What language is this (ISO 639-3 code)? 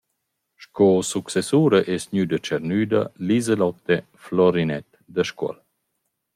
roh